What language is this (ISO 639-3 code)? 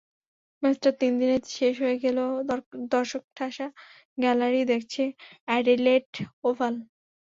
ben